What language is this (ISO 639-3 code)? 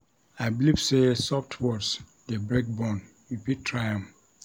pcm